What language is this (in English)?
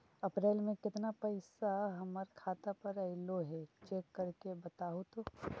Magahi